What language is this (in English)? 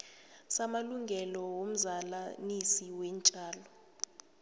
South Ndebele